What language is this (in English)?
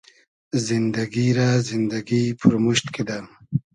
Hazaragi